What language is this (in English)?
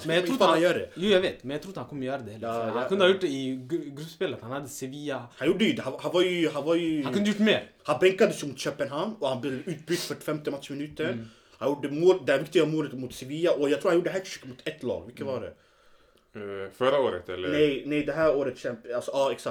Swedish